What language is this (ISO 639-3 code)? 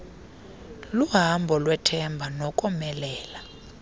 xho